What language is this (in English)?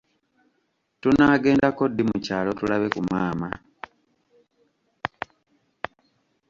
Ganda